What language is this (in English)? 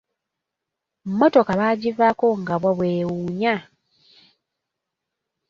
Ganda